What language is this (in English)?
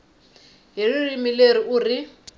Tsonga